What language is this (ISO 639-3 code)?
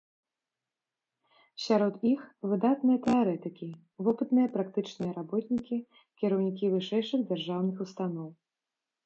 bel